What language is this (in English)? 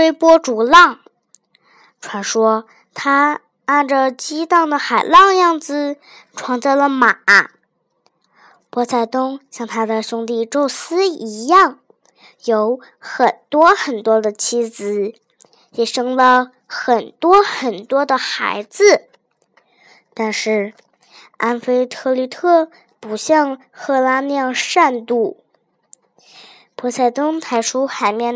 Chinese